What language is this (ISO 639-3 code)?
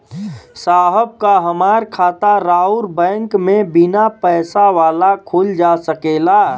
bho